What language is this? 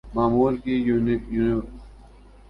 Urdu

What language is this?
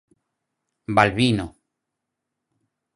Galician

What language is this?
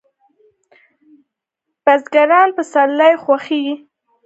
Pashto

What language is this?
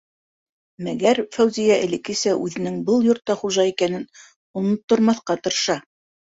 Bashkir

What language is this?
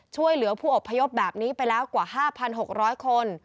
Thai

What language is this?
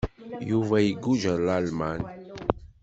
Kabyle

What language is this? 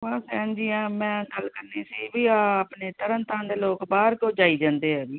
Punjabi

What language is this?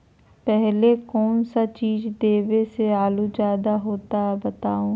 Magahi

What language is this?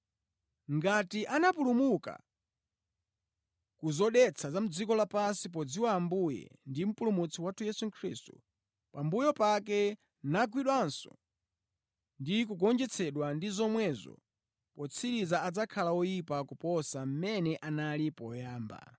Nyanja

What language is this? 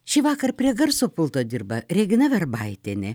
Lithuanian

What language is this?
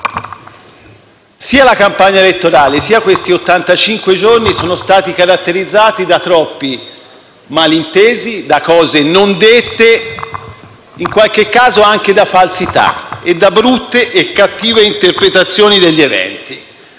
Italian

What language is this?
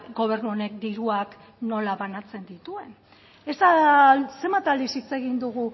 Basque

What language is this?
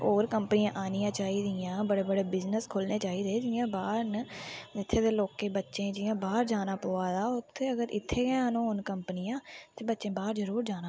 Dogri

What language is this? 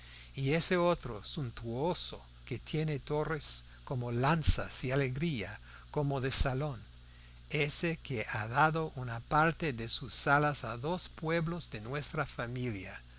Spanish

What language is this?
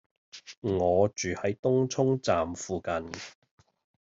Cantonese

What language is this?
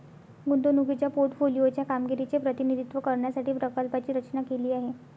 Marathi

